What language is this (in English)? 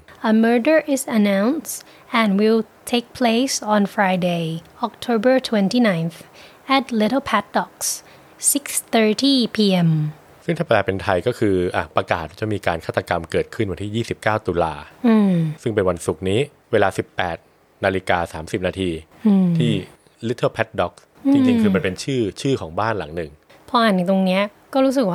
Thai